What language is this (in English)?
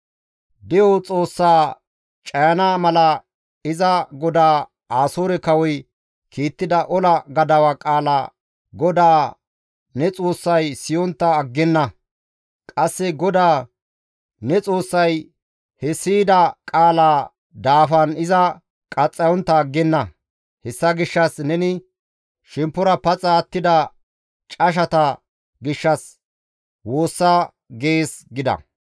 Gamo